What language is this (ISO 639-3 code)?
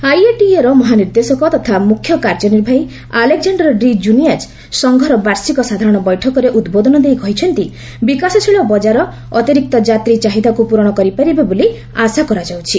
ori